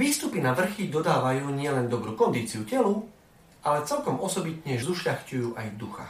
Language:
Slovak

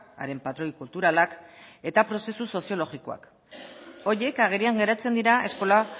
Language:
Basque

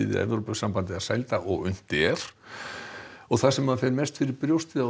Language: Icelandic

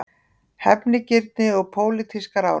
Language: Icelandic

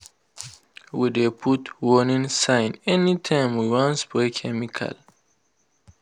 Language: Nigerian Pidgin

